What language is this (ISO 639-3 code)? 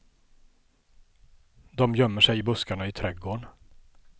swe